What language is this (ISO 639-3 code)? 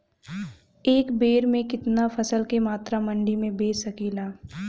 bho